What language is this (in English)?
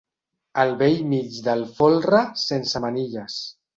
Catalan